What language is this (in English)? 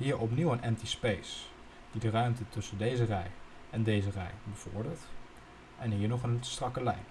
Dutch